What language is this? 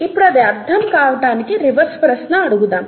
Telugu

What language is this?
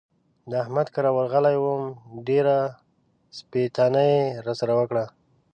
Pashto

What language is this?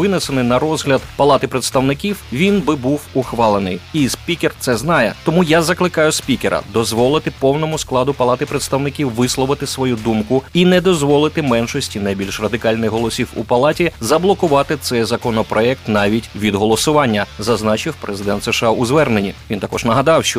Ukrainian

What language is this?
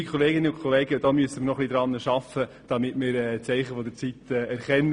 Swiss German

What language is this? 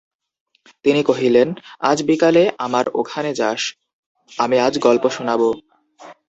Bangla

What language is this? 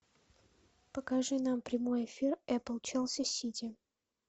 Russian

